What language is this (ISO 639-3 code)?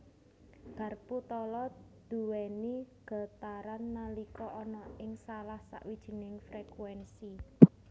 jav